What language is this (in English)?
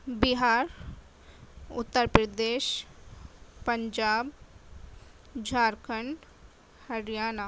Urdu